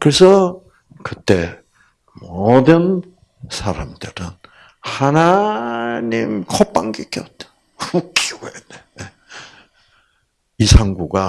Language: Korean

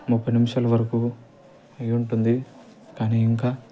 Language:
Telugu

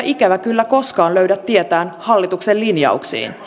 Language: Finnish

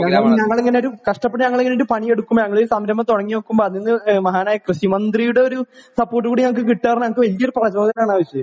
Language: Malayalam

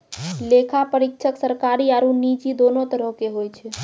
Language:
Maithili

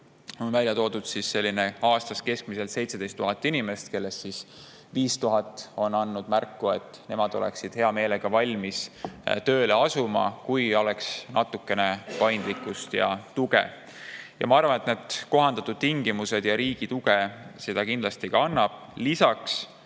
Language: Estonian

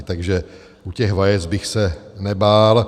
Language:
Czech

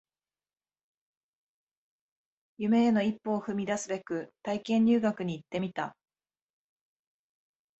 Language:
Japanese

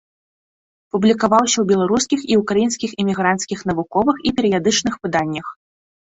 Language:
Belarusian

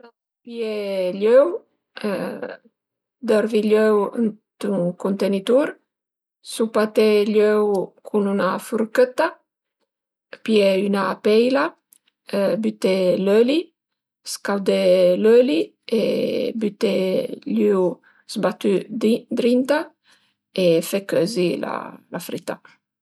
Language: Piedmontese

